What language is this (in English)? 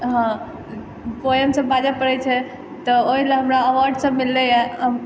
Maithili